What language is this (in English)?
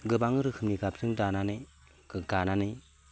Bodo